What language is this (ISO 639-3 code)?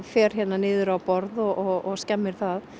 isl